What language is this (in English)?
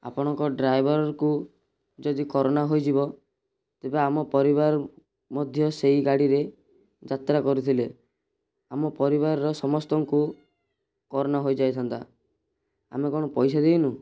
Odia